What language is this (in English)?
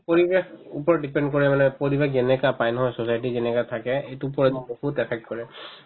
Assamese